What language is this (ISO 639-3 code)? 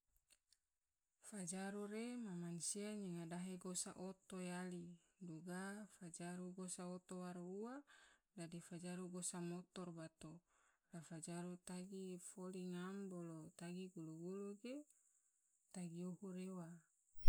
tvo